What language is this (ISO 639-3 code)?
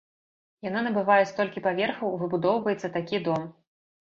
bel